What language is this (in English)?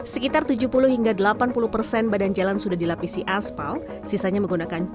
Indonesian